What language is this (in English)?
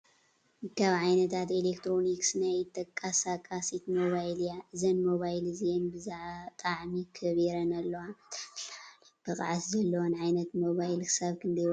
Tigrinya